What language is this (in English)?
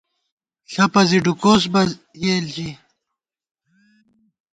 Gawar-Bati